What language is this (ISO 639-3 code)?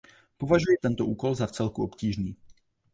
ces